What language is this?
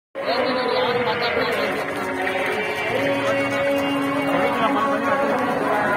Arabic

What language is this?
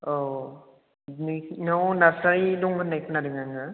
Bodo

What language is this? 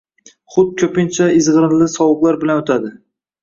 Uzbek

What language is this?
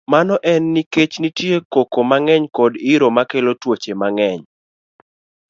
Luo (Kenya and Tanzania)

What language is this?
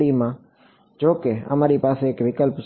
Gujarati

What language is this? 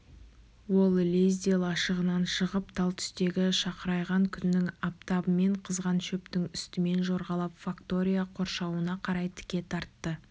Kazakh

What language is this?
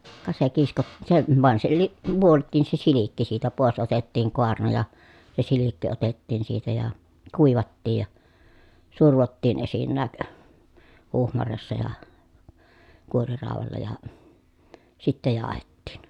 Finnish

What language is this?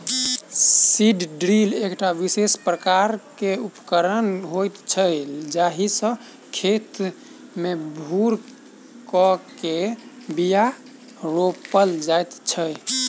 Maithili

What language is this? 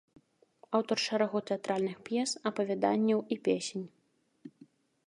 Belarusian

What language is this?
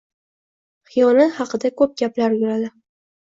Uzbek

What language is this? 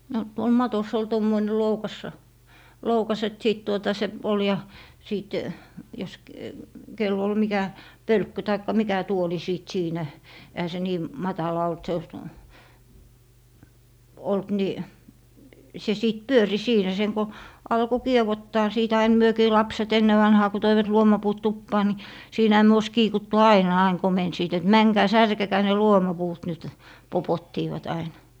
Finnish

